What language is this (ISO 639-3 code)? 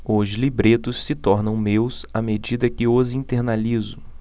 por